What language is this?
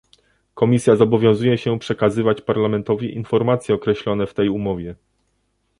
Polish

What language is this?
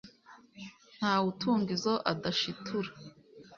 Kinyarwanda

